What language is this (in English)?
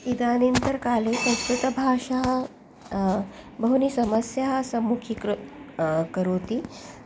Sanskrit